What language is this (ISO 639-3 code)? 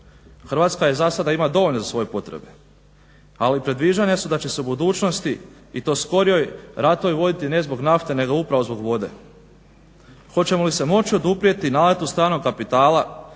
hrv